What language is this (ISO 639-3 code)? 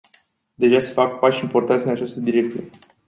ron